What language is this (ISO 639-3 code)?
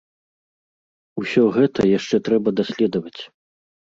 bel